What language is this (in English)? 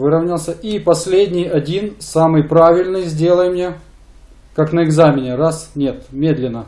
Russian